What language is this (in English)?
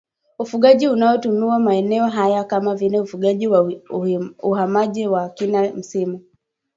Swahili